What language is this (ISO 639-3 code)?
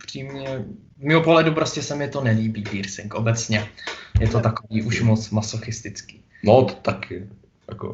ces